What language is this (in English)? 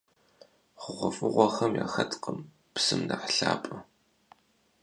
Kabardian